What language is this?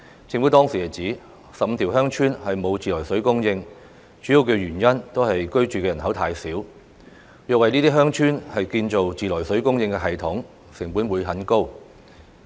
Cantonese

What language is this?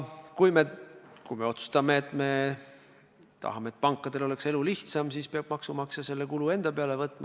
Estonian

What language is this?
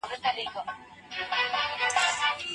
Pashto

